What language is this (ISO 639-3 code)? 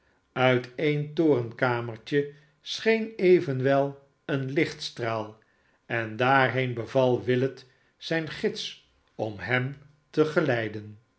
nld